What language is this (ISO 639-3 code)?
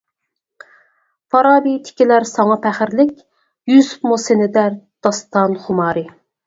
uig